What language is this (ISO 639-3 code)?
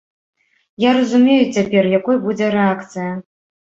bel